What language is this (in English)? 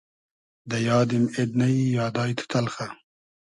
Hazaragi